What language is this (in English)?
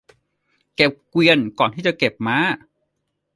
Thai